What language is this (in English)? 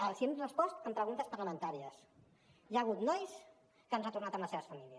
Catalan